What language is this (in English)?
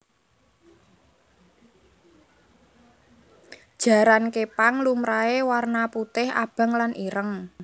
Javanese